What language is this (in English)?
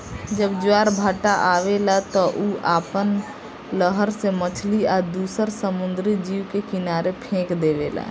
Bhojpuri